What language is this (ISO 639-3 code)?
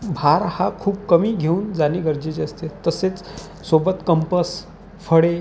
mar